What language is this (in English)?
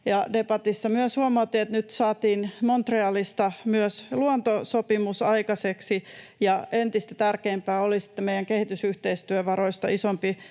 Finnish